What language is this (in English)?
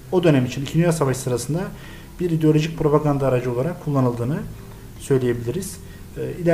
Turkish